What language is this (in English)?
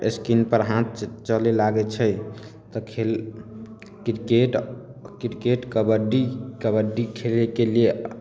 Maithili